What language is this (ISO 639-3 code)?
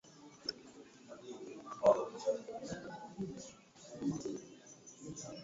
swa